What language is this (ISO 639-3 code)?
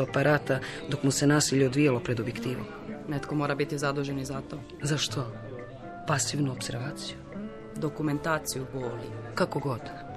hrv